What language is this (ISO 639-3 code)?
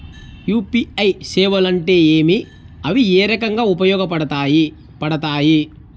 tel